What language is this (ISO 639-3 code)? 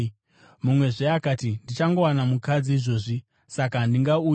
sna